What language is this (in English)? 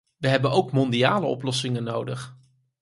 Dutch